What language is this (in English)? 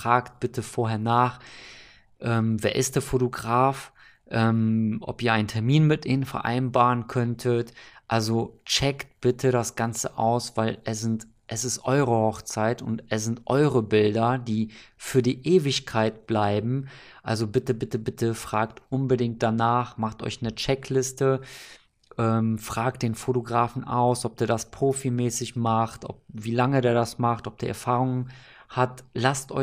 German